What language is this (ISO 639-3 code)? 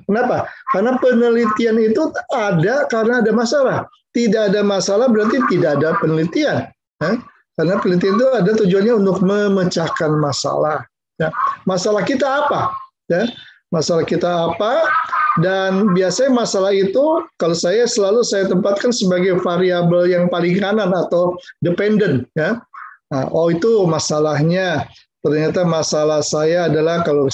ind